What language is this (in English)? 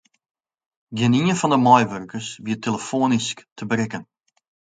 Western Frisian